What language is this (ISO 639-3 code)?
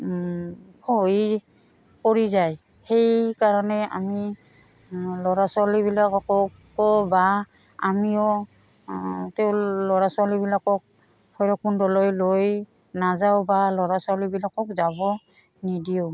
asm